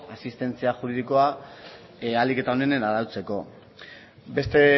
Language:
Basque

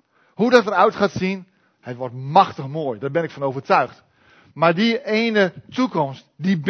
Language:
Dutch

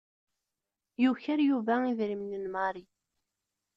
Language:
Kabyle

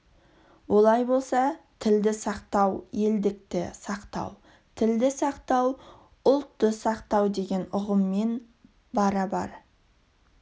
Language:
Kazakh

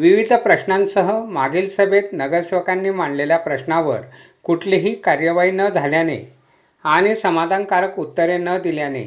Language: Marathi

